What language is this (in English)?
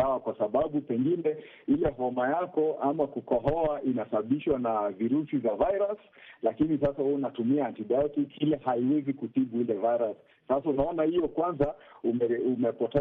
Swahili